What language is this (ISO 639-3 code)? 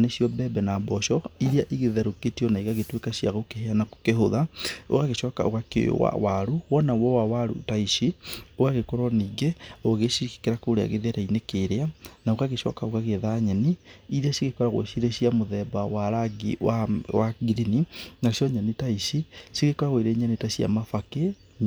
kik